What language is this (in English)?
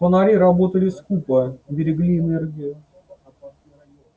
Russian